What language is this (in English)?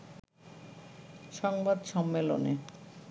Bangla